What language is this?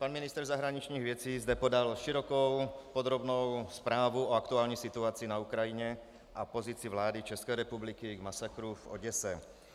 Czech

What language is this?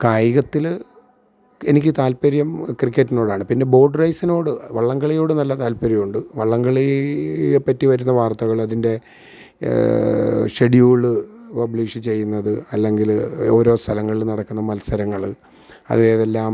Malayalam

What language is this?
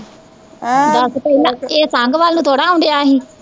Punjabi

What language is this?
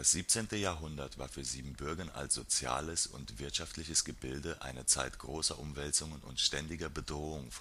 German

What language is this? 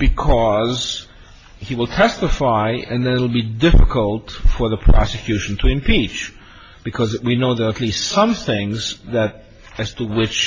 English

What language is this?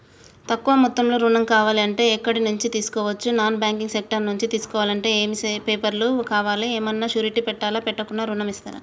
Telugu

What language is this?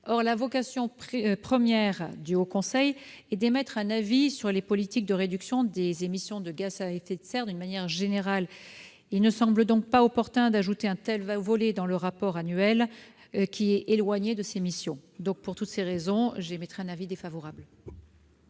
French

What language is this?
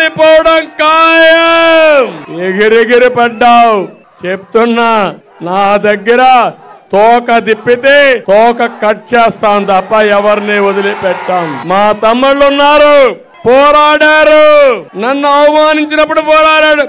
Telugu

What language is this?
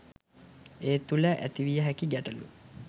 Sinhala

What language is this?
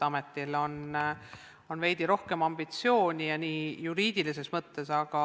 Estonian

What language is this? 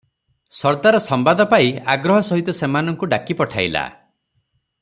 Odia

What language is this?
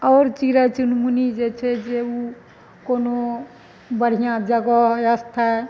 Maithili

